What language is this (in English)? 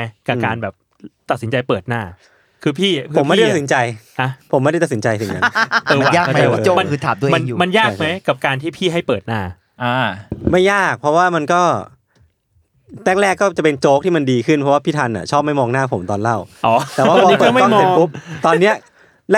Thai